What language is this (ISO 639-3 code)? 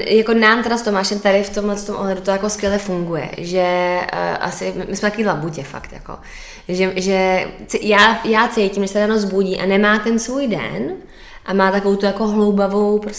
ces